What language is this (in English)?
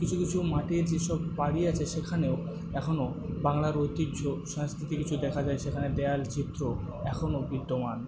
Bangla